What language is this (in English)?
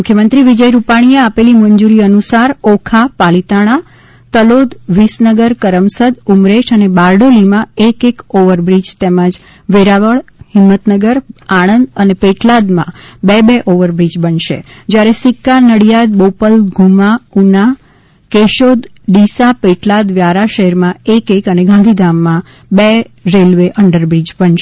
Gujarati